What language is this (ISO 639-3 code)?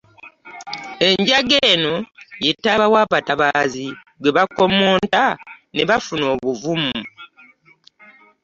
lug